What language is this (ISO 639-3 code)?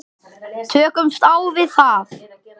isl